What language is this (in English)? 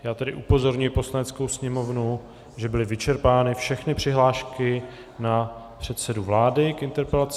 Czech